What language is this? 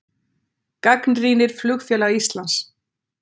Icelandic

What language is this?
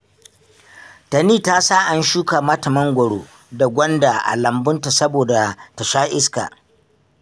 Hausa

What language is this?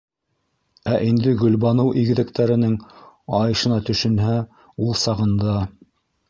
Bashkir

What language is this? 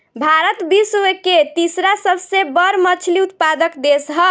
Bhojpuri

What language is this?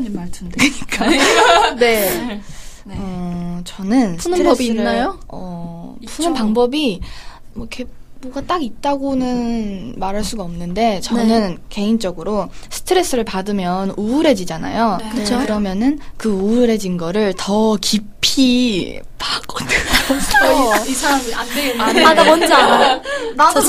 Korean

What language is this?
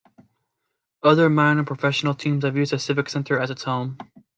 English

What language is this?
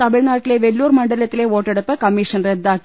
Malayalam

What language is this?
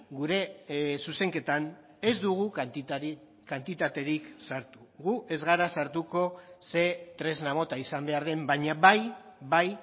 Basque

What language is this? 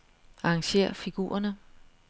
Danish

